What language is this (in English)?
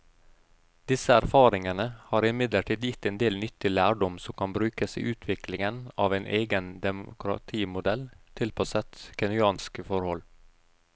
Norwegian